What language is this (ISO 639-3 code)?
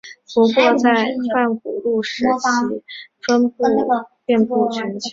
zho